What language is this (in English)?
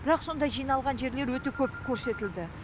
Kazakh